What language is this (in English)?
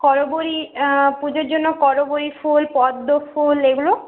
Bangla